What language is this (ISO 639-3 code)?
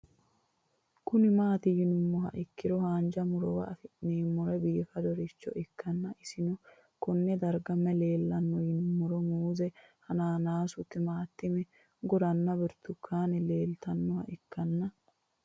sid